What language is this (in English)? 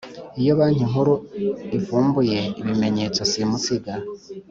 Kinyarwanda